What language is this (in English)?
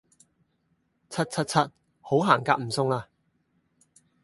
Cantonese